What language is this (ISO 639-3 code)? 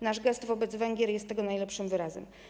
pol